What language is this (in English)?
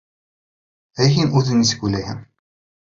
Bashkir